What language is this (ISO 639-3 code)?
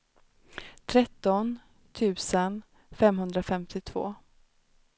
swe